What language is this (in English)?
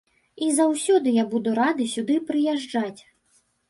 Belarusian